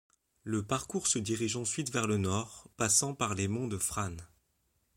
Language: French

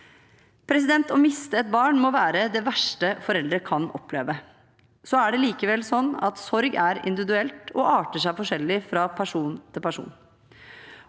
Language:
Norwegian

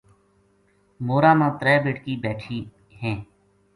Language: Gujari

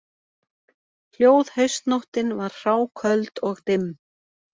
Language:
Icelandic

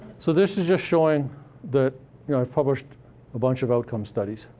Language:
English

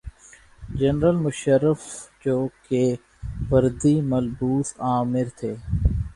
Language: Urdu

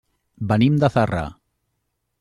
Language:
Catalan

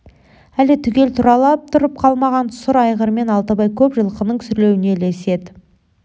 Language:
Kazakh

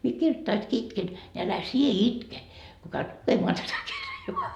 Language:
Finnish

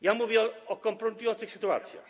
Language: Polish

